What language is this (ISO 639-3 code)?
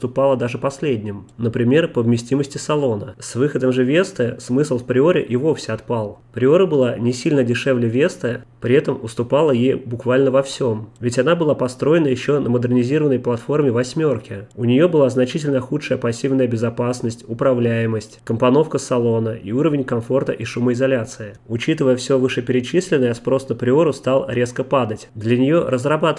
rus